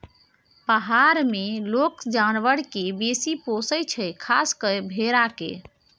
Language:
Maithili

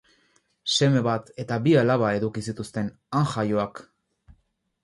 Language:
Basque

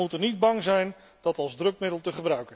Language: Dutch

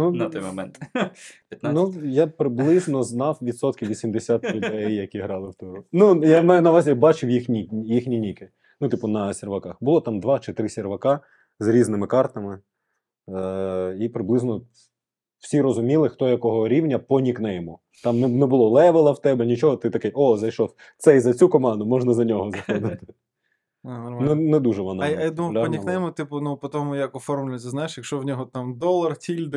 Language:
Ukrainian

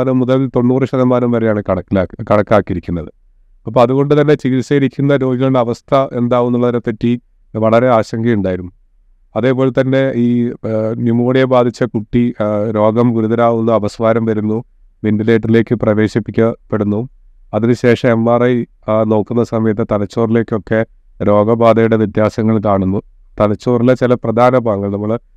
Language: Malayalam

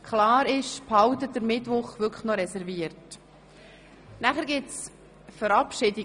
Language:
Swiss German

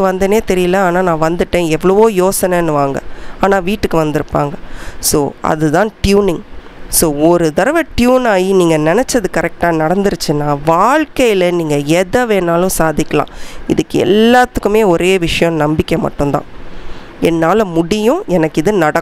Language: Romanian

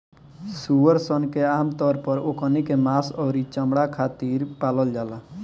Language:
Bhojpuri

